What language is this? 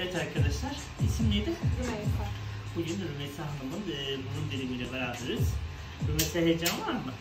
Turkish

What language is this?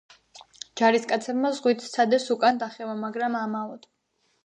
Georgian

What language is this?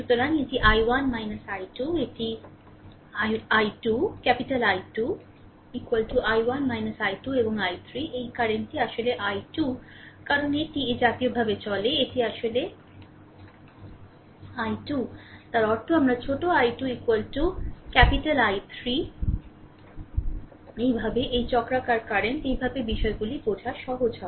Bangla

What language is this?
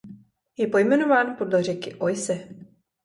Czech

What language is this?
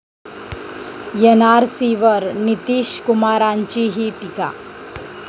Marathi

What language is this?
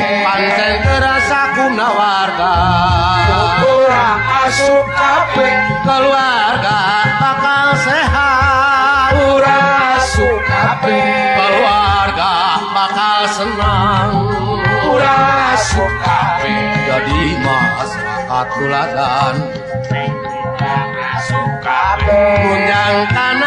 Indonesian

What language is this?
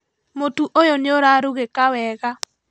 Kikuyu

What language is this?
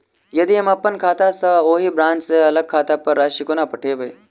Maithili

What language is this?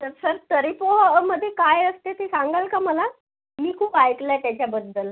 Marathi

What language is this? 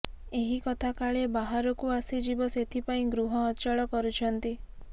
Odia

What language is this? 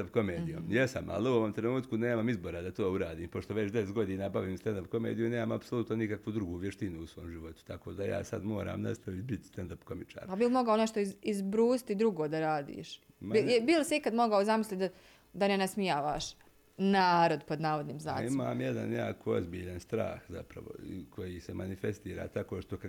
Croatian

